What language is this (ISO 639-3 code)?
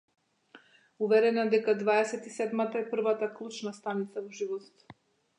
mkd